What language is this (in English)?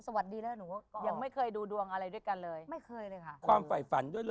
Thai